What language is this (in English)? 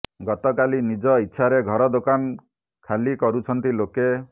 Odia